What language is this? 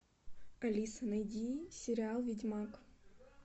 Russian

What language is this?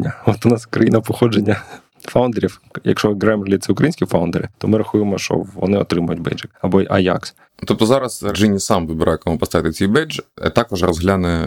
Ukrainian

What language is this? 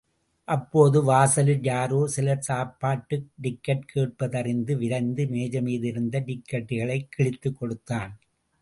Tamil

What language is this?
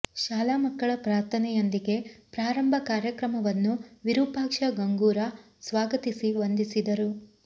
Kannada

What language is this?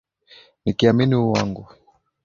Swahili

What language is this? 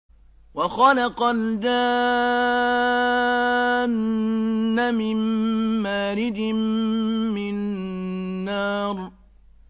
Arabic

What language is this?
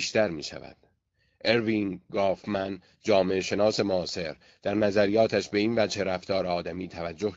Persian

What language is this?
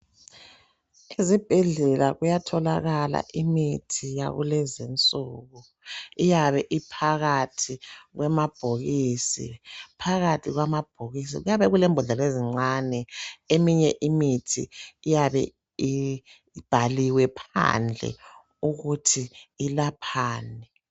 North Ndebele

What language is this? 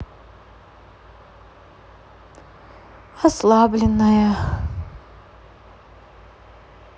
Russian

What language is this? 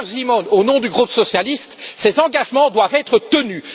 French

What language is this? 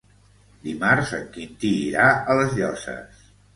Catalan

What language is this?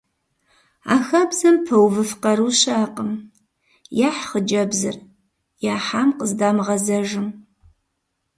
Kabardian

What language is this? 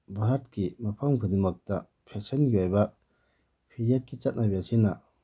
Manipuri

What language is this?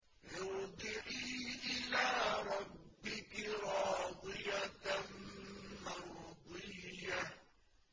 Arabic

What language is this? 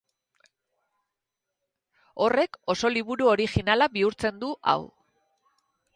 Basque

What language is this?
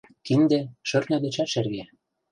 Mari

